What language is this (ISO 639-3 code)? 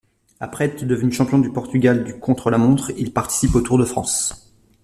fra